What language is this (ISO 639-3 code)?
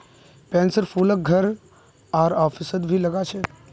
mag